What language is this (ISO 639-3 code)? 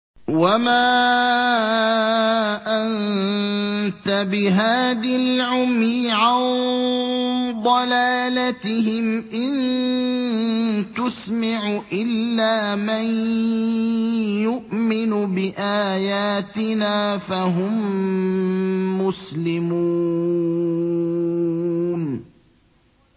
ara